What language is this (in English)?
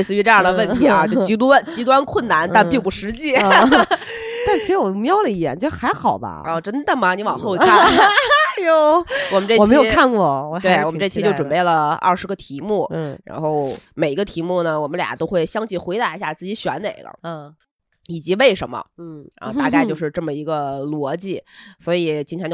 Chinese